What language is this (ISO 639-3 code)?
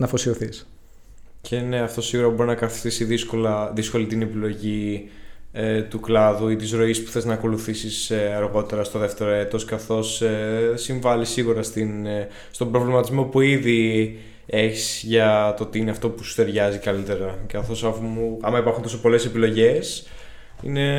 ell